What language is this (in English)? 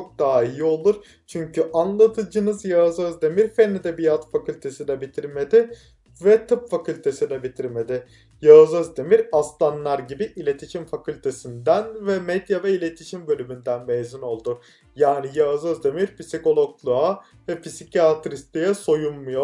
Turkish